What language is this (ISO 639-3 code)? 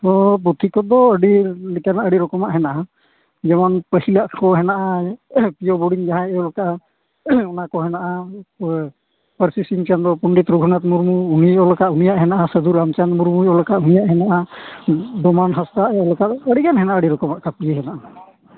sat